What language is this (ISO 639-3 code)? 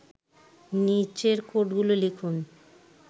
ben